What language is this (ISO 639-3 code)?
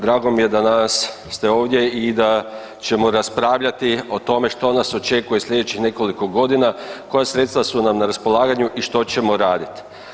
hrv